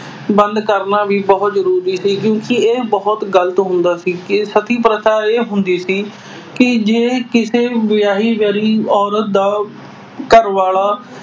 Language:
Punjabi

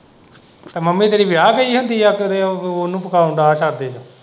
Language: Punjabi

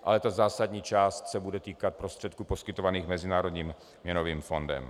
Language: Czech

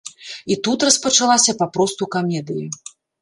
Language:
Belarusian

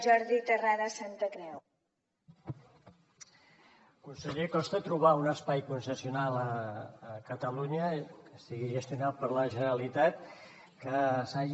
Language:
Catalan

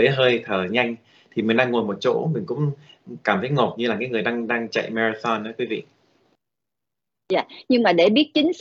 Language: Vietnamese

